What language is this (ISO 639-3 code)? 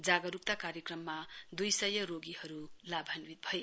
nep